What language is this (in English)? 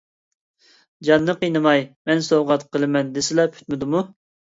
Uyghur